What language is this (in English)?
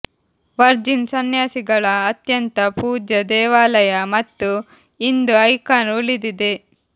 Kannada